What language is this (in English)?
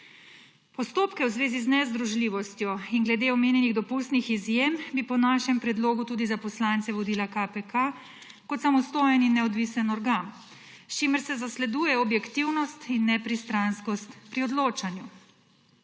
Slovenian